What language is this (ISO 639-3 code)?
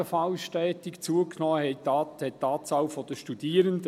gsw